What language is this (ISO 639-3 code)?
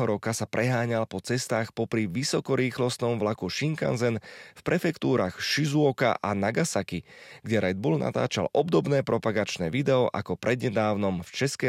slk